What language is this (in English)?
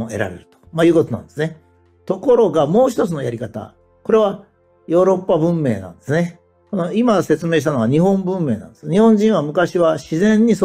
Japanese